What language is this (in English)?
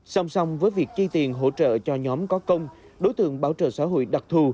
Vietnamese